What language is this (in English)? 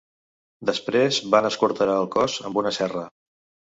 Catalan